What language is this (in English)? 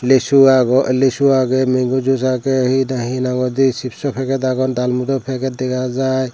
Chakma